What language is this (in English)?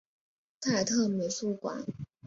Chinese